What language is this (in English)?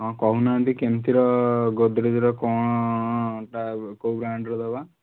Odia